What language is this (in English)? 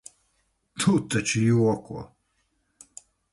Latvian